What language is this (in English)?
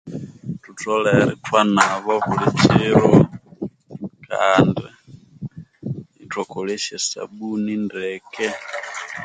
Konzo